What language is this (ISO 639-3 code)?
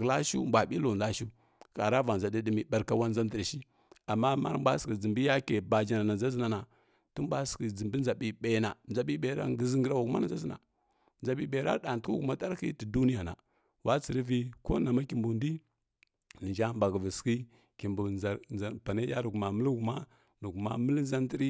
fkk